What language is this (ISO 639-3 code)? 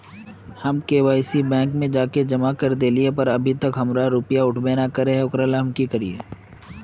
mag